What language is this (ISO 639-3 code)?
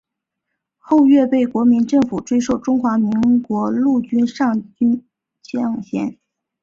zho